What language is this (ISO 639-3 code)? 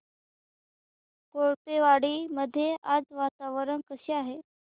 mar